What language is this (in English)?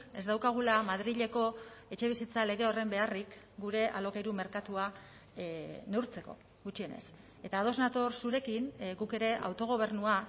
Basque